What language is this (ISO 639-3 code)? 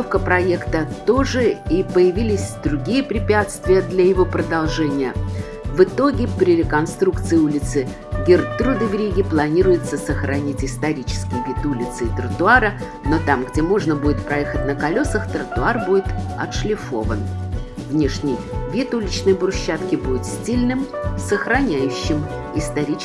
rus